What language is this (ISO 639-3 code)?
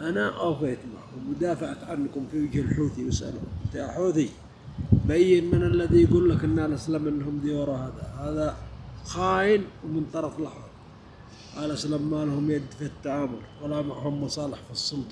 ara